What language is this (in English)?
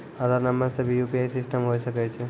Maithili